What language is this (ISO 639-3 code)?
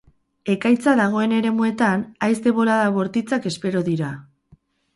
eus